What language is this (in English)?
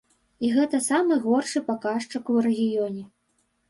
Belarusian